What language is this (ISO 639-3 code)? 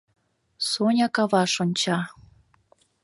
chm